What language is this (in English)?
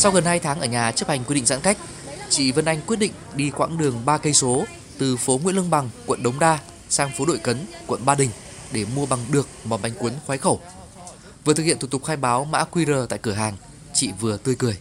Vietnamese